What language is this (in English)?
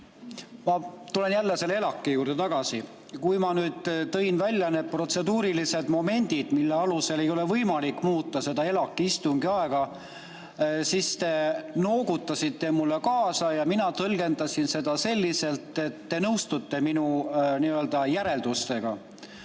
Estonian